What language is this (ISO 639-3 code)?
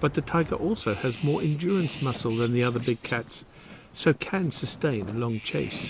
eng